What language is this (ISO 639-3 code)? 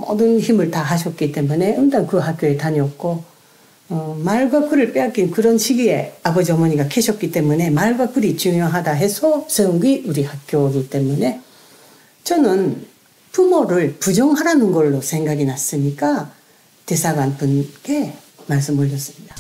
kor